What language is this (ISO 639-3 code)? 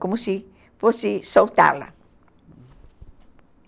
por